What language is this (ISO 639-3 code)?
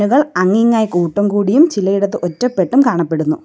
mal